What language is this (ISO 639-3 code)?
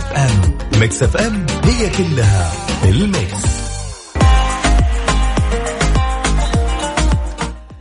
ara